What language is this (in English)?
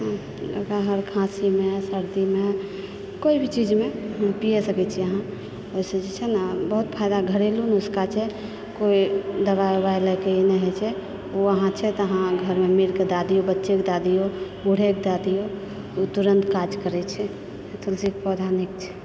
Maithili